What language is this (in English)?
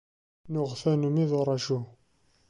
Kabyle